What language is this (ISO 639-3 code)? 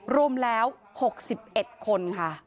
tha